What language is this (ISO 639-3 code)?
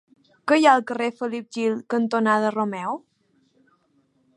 cat